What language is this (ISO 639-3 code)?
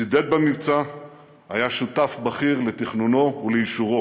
heb